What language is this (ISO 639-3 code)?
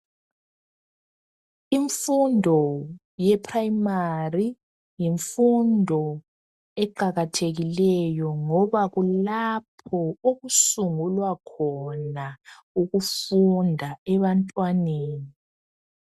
nde